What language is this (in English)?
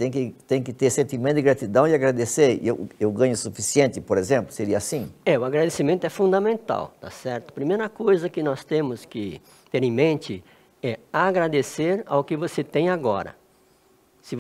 Portuguese